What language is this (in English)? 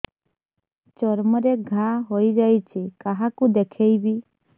Odia